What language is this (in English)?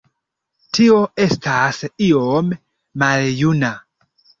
Esperanto